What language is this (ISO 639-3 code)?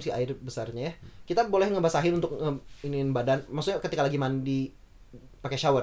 ind